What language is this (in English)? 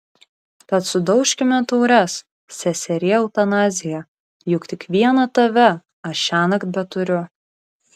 Lithuanian